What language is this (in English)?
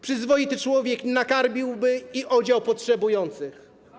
Polish